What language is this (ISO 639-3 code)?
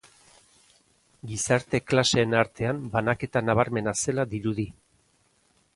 eus